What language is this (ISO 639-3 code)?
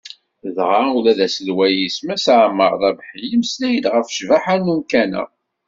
kab